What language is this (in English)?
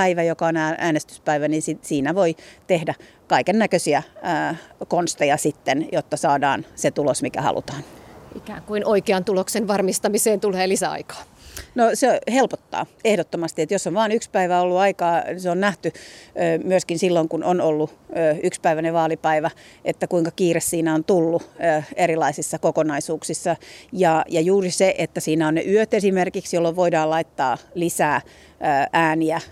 Finnish